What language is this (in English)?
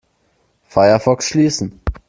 German